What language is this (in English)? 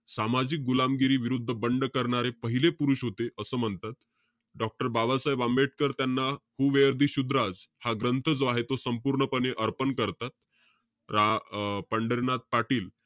Marathi